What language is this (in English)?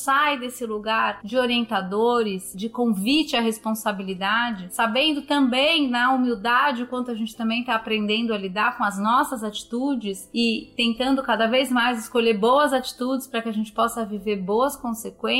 Portuguese